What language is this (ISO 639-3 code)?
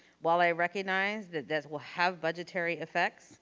eng